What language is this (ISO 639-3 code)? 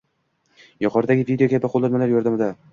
uzb